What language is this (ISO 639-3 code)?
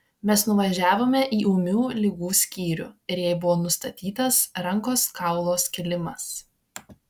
lit